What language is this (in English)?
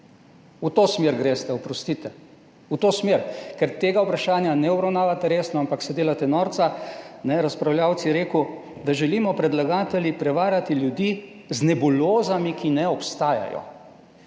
Slovenian